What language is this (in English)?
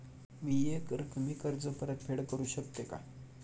Marathi